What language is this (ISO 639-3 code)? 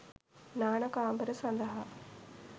sin